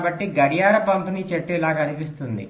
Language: Telugu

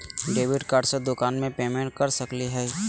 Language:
Magahi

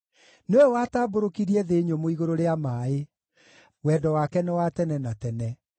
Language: Kikuyu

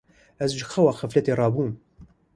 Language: Kurdish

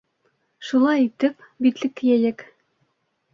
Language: Bashkir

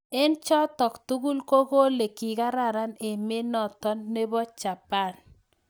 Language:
Kalenjin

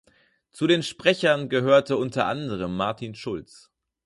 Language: German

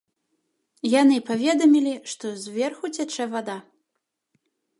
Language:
Belarusian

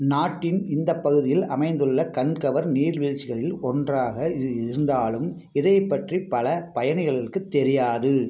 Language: Tamil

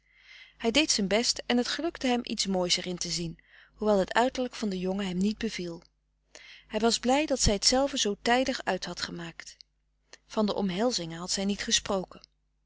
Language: Dutch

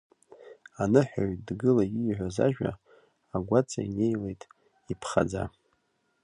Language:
Abkhazian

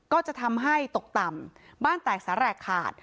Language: Thai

